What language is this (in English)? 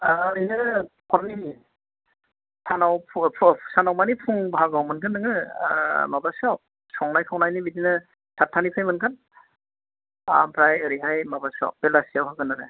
Bodo